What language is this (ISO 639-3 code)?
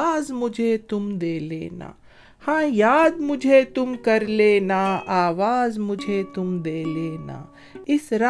urd